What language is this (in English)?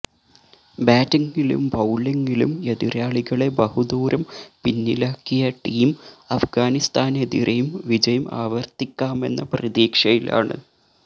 Malayalam